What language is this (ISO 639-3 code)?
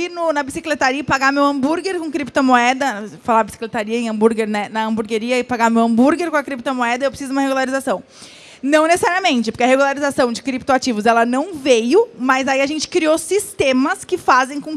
por